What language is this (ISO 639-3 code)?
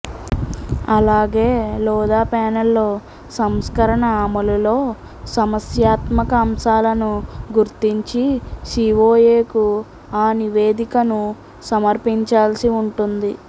tel